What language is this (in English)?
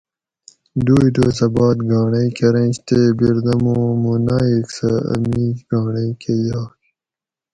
Gawri